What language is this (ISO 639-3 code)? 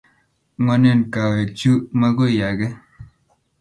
kln